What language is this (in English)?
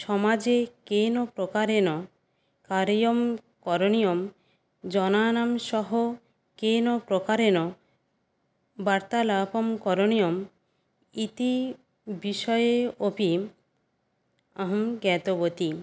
Sanskrit